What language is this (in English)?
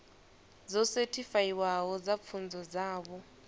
Venda